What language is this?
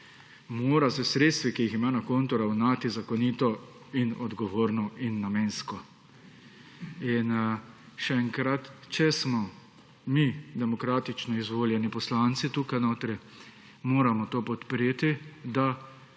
Slovenian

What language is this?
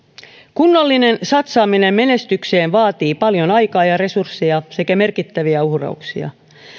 Finnish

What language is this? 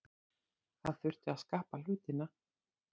Icelandic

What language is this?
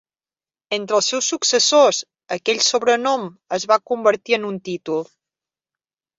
Catalan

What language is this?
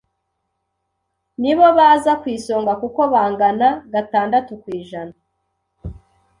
Kinyarwanda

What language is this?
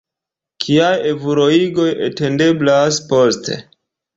Esperanto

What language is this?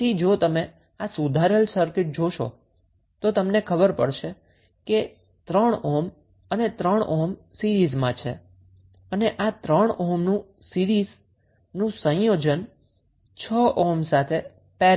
Gujarati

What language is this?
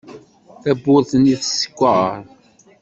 Kabyle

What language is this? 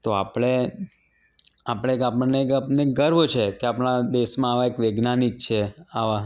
Gujarati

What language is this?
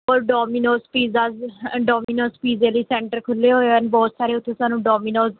Punjabi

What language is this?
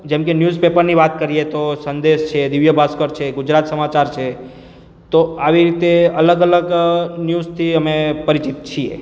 Gujarati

